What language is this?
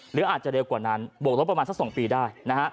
Thai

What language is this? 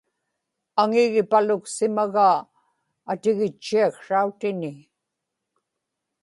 Inupiaq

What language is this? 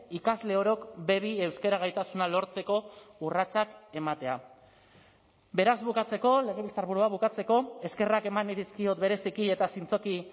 Basque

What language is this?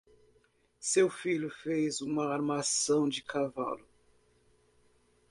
Portuguese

